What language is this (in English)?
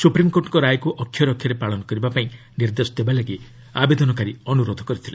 Odia